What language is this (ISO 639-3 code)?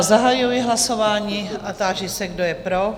ces